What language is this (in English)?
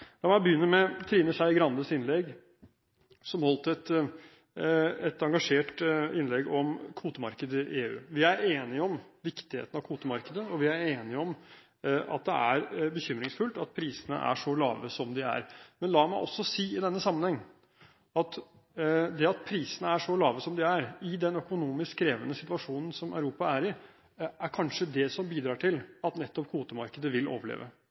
Norwegian Bokmål